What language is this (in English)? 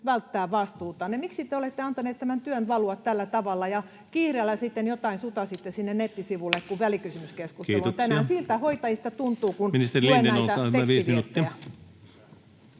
Finnish